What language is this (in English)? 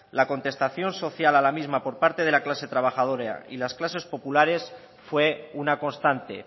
Spanish